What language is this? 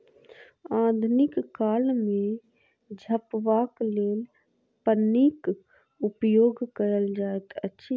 Maithili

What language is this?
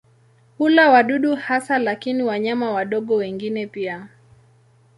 Swahili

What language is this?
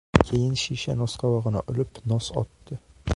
Uzbek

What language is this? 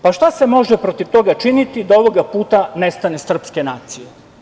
Serbian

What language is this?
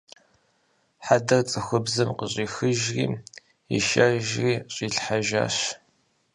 Kabardian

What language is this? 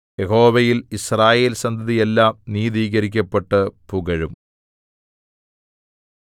Malayalam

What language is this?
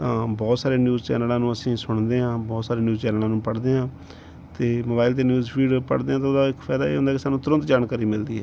Punjabi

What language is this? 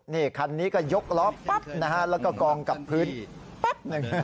Thai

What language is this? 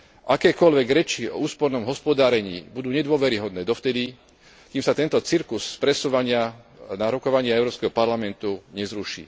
Slovak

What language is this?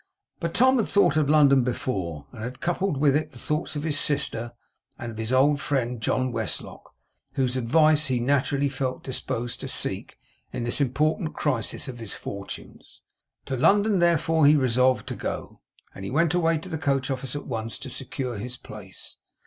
English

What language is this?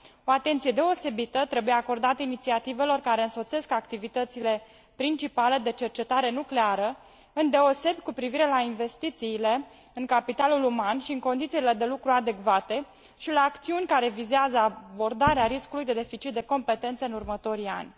Romanian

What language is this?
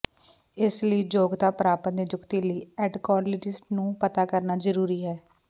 Punjabi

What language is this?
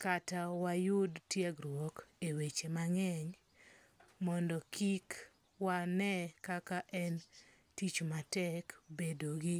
Luo (Kenya and Tanzania)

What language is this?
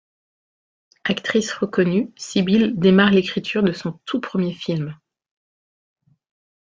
French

